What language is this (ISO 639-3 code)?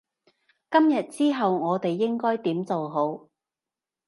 yue